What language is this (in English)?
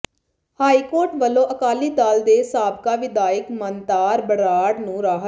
Punjabi